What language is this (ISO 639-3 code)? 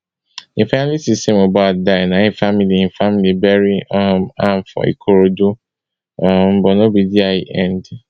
pcm